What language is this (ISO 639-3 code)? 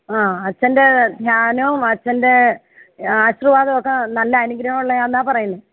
mal